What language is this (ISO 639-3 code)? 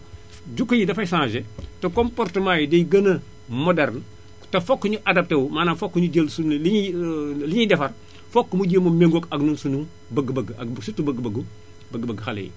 wol